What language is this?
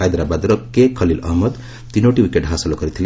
Odia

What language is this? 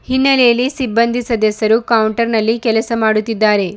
Kannada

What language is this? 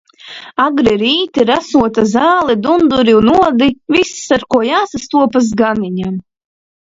Latvian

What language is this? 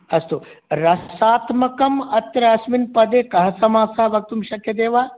Sanskrit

